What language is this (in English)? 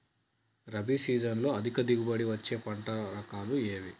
Telugu